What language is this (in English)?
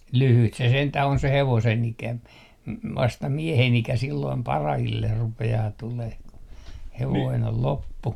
Finnish